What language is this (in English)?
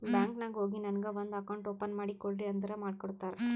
Kannada